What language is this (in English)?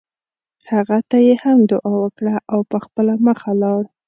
Pashto